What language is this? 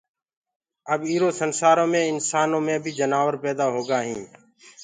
Gurgula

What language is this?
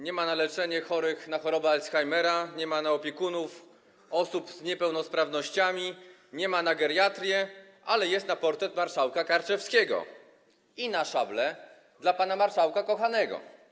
Polish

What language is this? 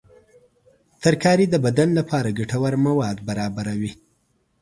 Pashto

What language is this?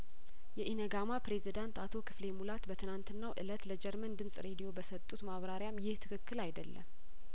Amharic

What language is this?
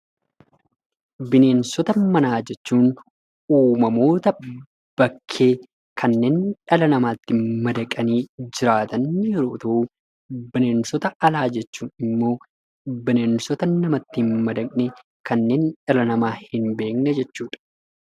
Oromo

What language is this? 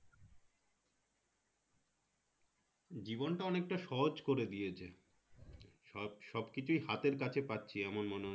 Bangla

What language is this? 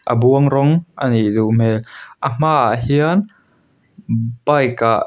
Mizo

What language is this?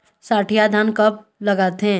Chhattisgarhi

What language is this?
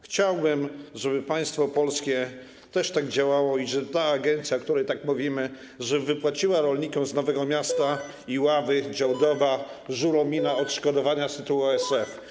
Polish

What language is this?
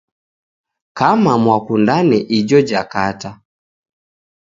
Taita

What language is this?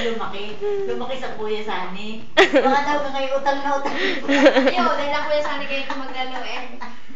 Filipino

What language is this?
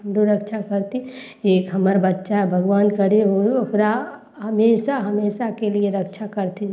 Maithili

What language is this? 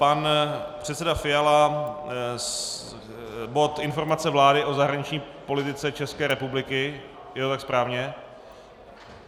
Czech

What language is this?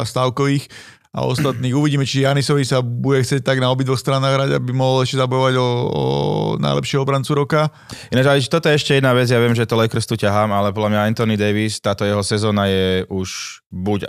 Slovak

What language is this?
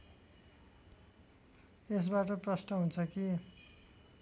Nepali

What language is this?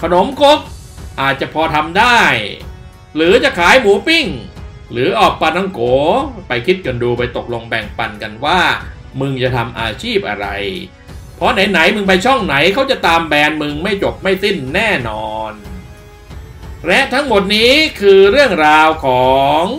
Thai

